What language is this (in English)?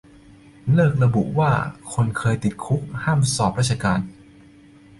Thai